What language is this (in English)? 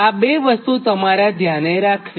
Gujarati